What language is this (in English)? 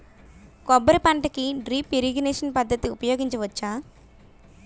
Telugu